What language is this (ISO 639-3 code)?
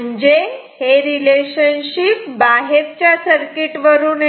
mar